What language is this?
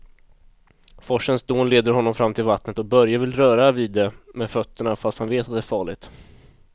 Swedish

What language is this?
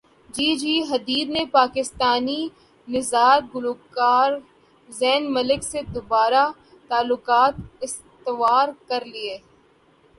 Urdu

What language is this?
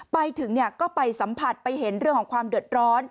Thai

